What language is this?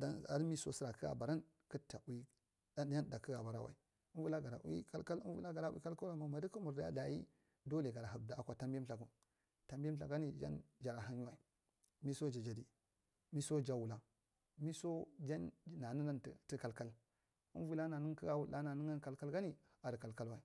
Marghi Central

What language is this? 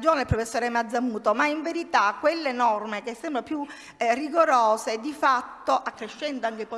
Italian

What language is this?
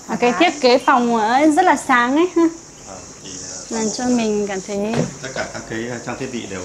Vietnamese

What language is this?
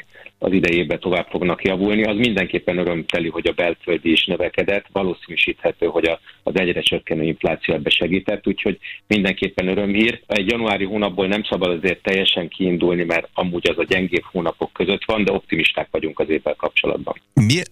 Hungarian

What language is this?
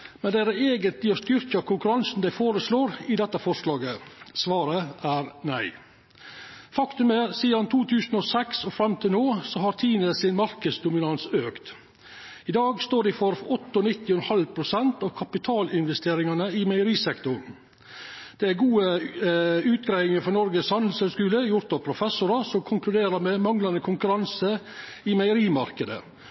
Norwegian Nynorsk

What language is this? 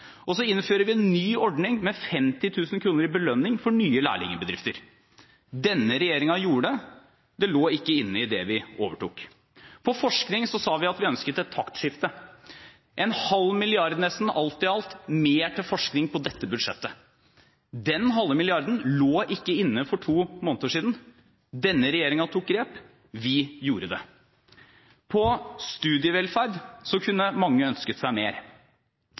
Norwegian Bokmål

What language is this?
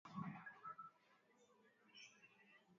Swahili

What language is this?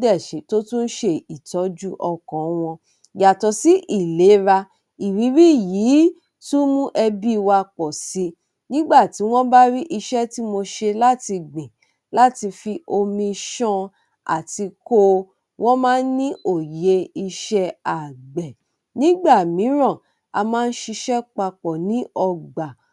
Yoruba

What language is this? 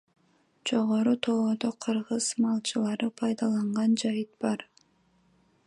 Kyrgyz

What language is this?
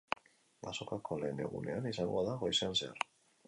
Basque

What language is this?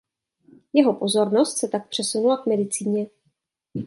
Czech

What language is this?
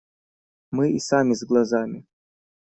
Russian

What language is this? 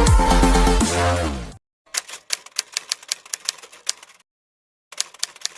Indonesian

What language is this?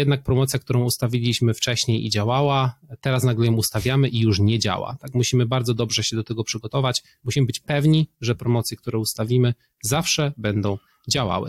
Polish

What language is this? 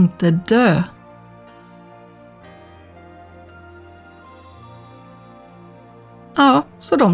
Swedish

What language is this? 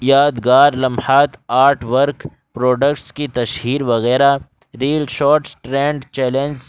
Urdu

